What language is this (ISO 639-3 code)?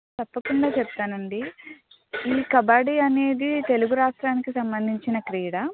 tel